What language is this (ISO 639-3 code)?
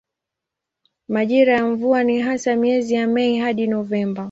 swa